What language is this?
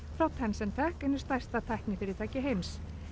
Icelandic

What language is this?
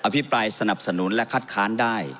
Thai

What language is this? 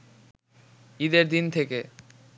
Bangla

